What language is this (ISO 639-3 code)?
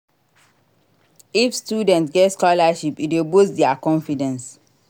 pcm